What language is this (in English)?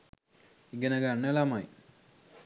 Sinhala